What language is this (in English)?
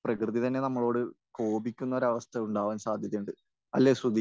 Malayalam